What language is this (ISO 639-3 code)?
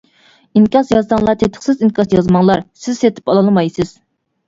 uig